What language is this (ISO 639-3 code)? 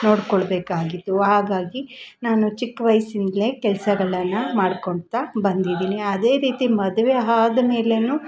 kan